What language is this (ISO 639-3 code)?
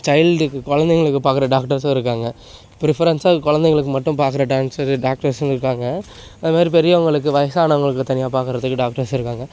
tam